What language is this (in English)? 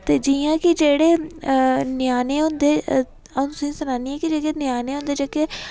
Dogri